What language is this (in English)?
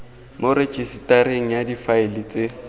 Tswana